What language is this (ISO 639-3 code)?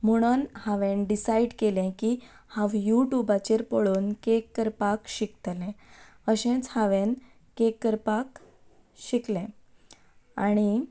kok